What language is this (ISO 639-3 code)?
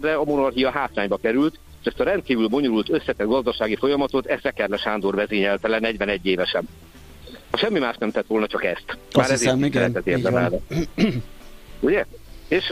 hun